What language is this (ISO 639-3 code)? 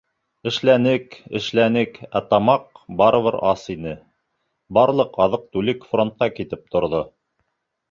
bak